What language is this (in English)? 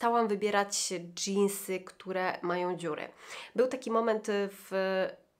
Polish